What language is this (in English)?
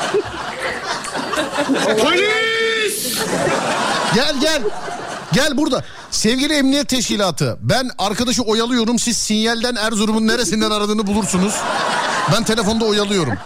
Turkish